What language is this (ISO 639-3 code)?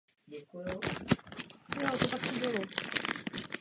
ces